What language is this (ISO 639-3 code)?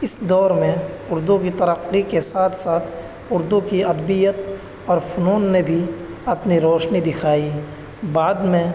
urd